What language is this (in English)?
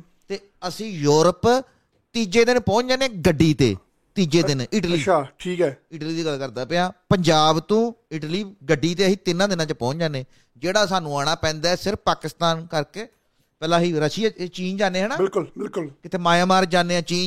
Punjabi